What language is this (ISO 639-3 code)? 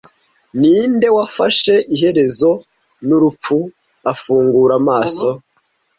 kin